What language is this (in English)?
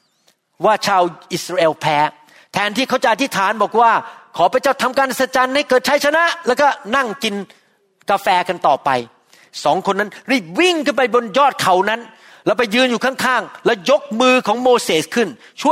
Thai